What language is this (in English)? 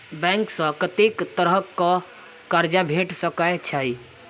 Maithili